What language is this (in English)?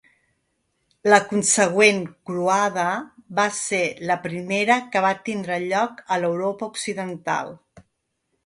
Catalan